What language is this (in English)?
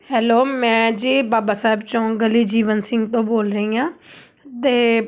Punjabi